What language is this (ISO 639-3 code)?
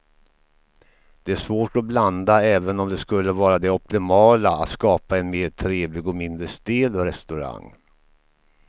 swe